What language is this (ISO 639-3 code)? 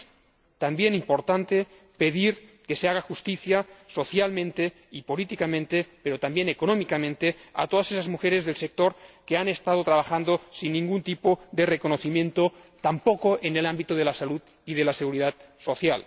spa